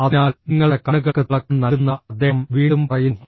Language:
Malayalam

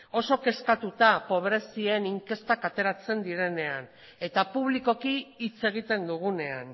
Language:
Basque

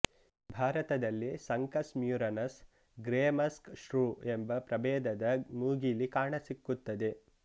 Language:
Kannada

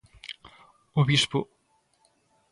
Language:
Galician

